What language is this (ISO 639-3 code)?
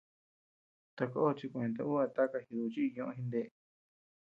cux